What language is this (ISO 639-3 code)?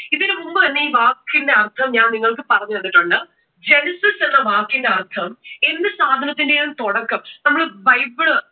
mal